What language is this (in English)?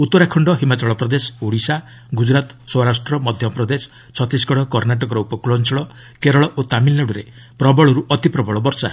Odia